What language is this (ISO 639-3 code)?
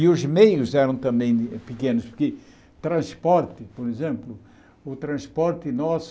por